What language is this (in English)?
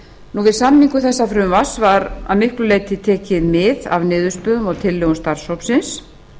Icelandic